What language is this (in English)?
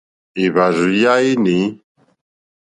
Mokpwe